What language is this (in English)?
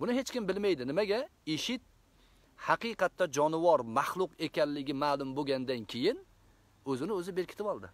Turkish